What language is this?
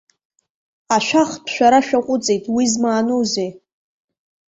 Abkhazian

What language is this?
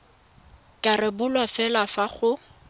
Tswana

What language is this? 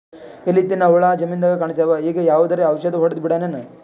Kannada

